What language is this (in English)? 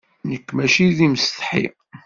Kabyle